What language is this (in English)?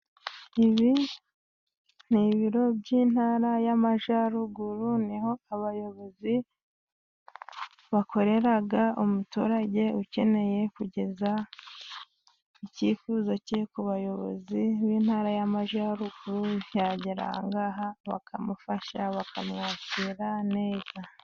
Kinyarwanda